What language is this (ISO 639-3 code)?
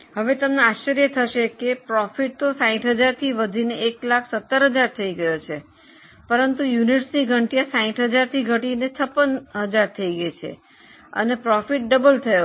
guj